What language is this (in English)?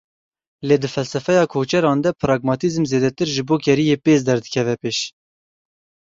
Kurdish